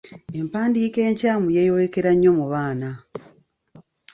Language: Ganda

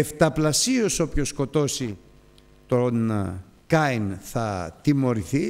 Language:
Greek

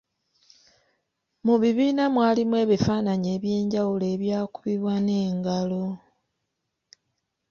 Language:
Ganda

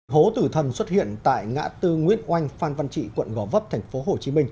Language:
Vietnamese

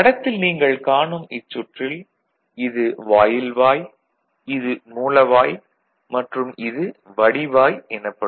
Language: Tamil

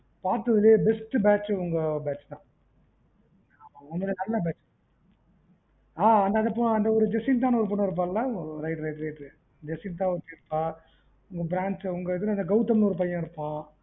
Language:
Tamil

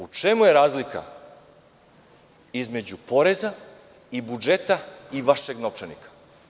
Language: Serbian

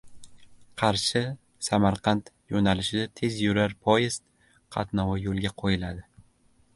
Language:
Uzbek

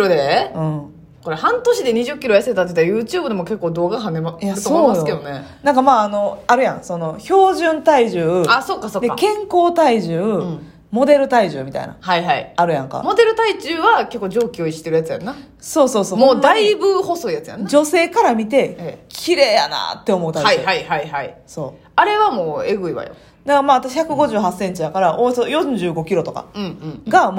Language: Japanese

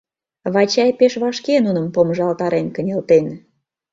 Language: Mari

